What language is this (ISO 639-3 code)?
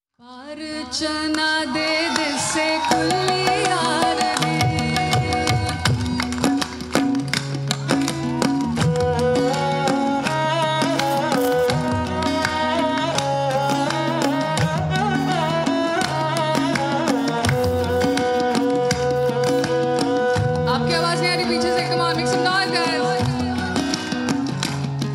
pan